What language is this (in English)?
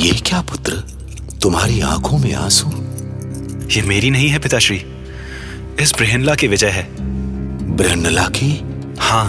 Hindi